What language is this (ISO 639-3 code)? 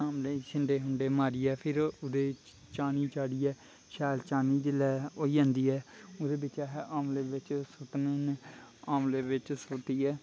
doi